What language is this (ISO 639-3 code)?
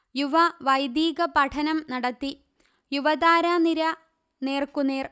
mal